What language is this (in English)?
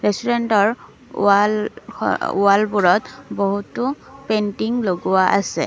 Assamese